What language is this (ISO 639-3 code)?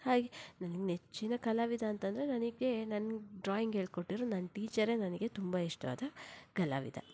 kan